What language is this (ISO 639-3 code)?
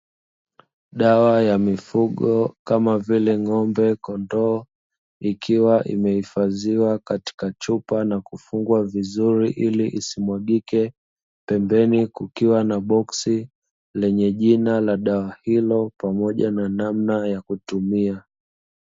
swa